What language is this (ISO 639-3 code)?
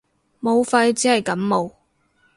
yue